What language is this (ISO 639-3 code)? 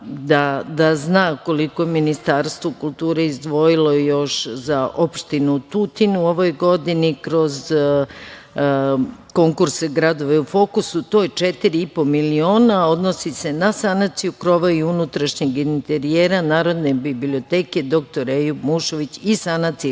srp